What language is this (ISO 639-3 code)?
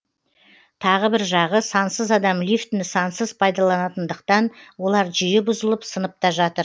kaz